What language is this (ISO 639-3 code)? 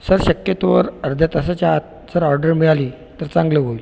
mar